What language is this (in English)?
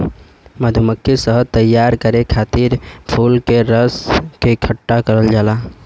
Bhojpuri